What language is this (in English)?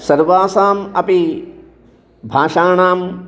Sanskrit